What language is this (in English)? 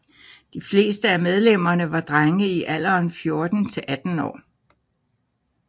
Danish